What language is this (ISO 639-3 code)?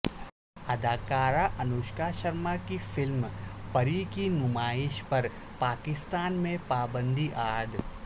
urd